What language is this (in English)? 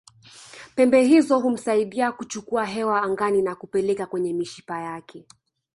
Swahili